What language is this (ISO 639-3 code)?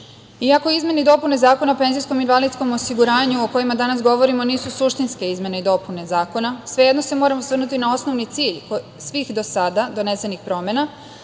srp